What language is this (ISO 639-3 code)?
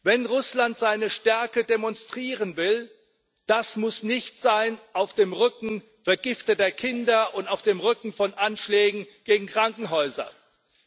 deu